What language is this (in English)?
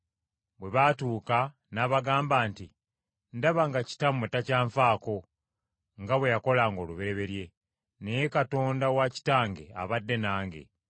Ganda